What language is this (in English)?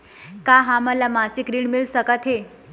Chhattisgarhi